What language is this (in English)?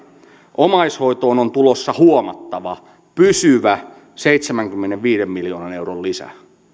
Finnish